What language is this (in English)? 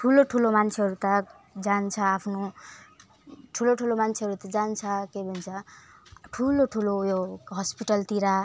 Nepali